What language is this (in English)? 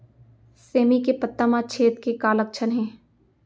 Chhattisgarhi